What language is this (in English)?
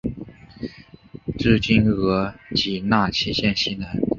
Chinese